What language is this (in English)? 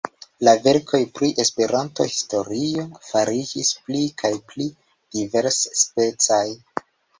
Esperanto